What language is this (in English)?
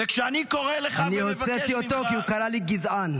Hebrew